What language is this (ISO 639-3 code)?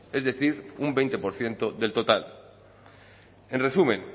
spa